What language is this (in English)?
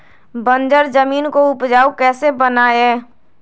Magahi